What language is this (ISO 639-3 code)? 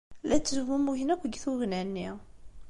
kab